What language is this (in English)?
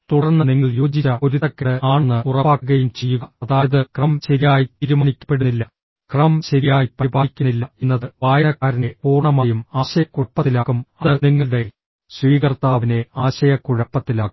Malayalam